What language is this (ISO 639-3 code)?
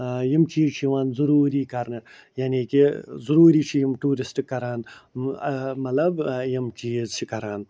kas